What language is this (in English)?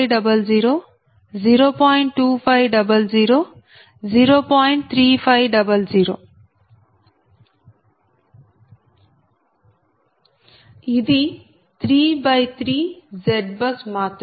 Telugu